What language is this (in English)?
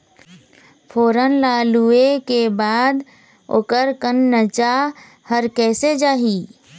Chhattisgarhi